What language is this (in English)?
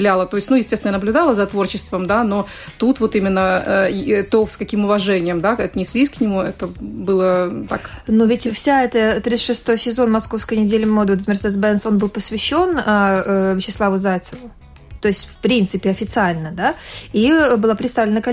Russian